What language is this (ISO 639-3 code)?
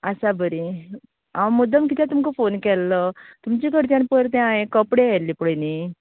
kok